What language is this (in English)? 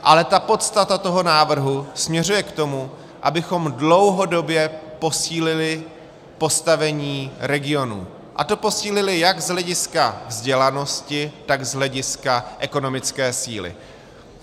Czech